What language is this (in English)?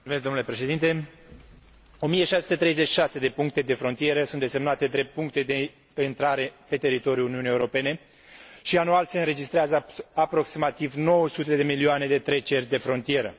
Romanian